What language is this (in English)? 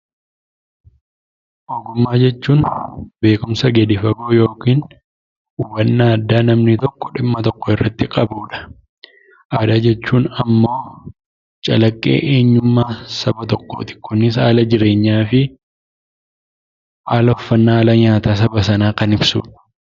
Oromo